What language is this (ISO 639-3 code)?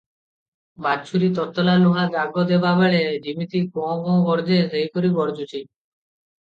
ori